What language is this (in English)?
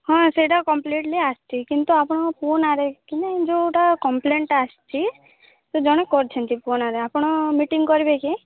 Odia